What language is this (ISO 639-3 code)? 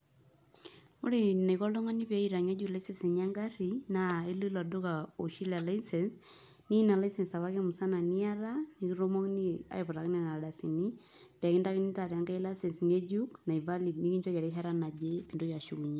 mas